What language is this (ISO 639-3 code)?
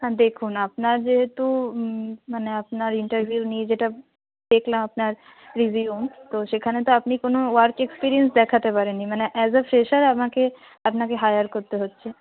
ben